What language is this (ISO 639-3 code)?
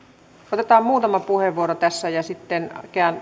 fin